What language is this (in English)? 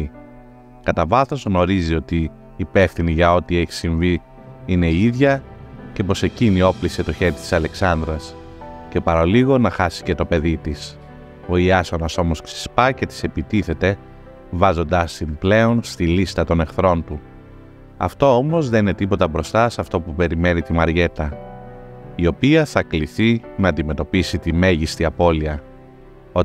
Greek